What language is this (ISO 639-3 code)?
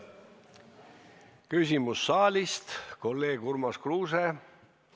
est